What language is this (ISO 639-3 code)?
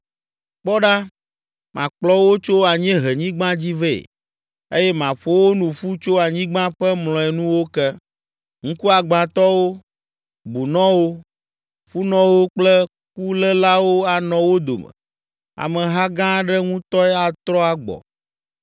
ewe